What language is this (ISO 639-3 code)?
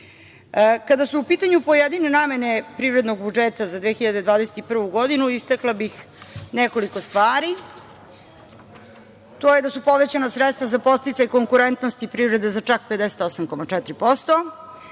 srp